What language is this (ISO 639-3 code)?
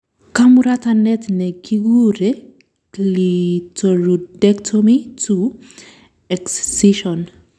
kln